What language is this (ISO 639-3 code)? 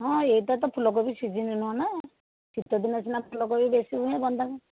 ori